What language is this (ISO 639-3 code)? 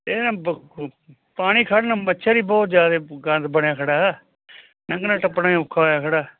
pan